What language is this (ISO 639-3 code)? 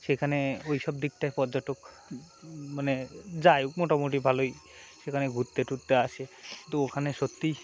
ben